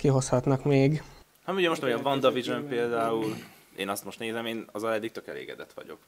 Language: Hungarian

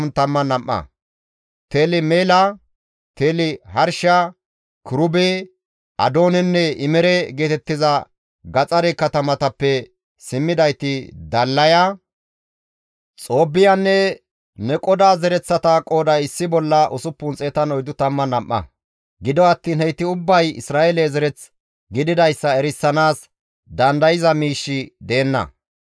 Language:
Gamo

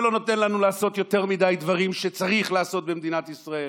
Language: Hebrew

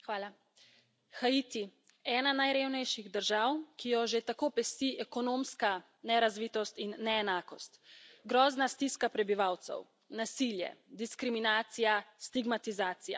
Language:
Slovenian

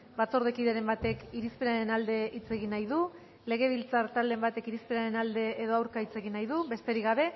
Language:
Basque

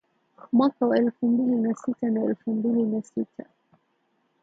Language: Swahili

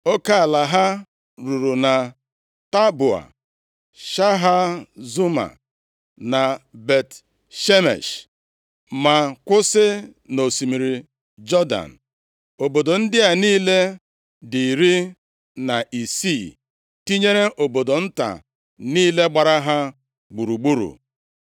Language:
Igbo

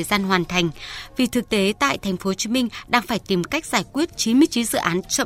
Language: Vietnamese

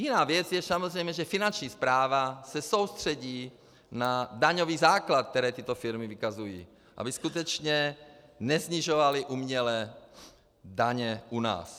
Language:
Czech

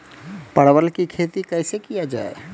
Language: Maithili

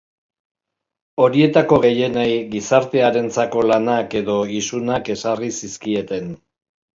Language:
Basque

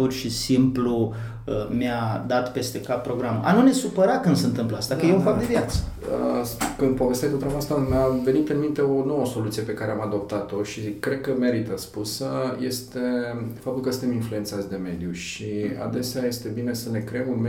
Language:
Romanian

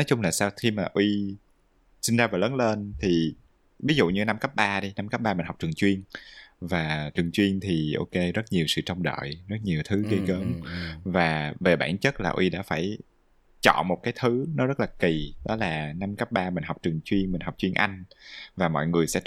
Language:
Vietnamese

